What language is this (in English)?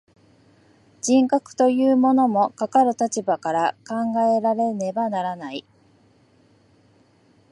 Japanese